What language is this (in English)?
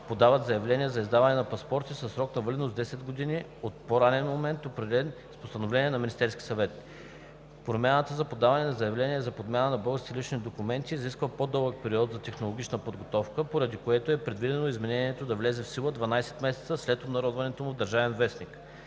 Bulgarian